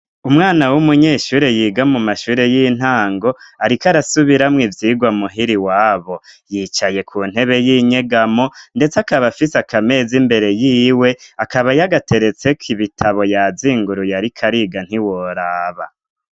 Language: Rundi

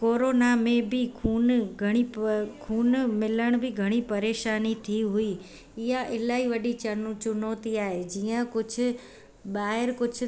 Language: Sindhi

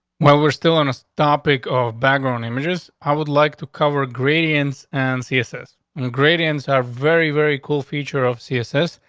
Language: English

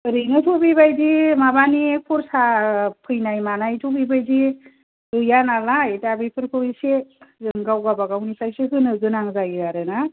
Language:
Bodo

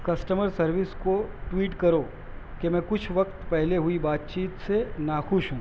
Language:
Urdu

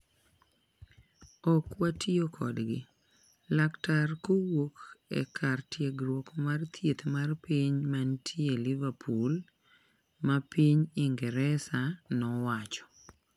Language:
Luo (Kenya and Tanzania)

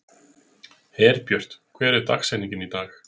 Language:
Icelandic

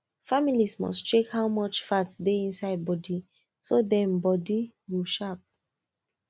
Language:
Nigerian Pidgin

